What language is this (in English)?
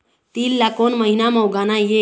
Chhattisgarhi